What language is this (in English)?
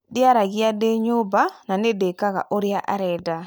Kikuyu